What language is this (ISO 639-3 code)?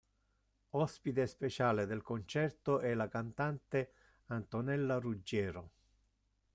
ita